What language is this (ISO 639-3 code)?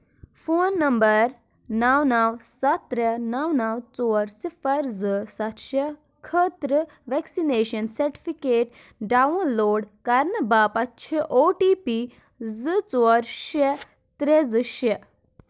kas